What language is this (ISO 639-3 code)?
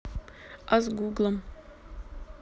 rus